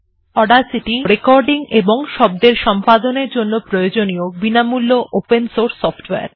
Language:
Bangla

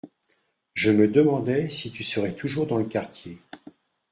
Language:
French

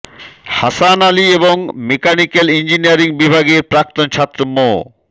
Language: Bangla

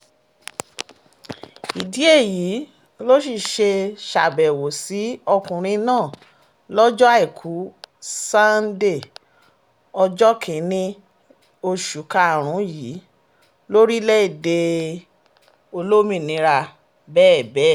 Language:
Yoruba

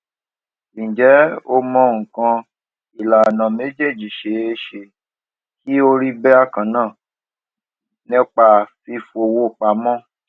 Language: Yoruba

